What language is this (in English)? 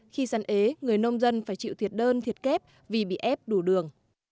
Vietnamese